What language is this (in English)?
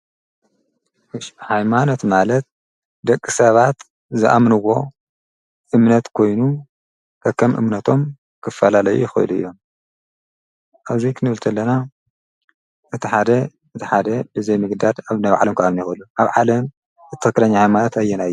Tigrinya